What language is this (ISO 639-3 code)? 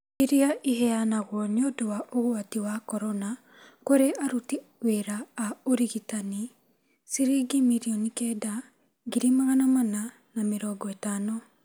kik